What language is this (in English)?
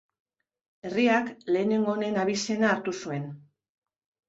Basque